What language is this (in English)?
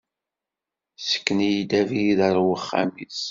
Kabyle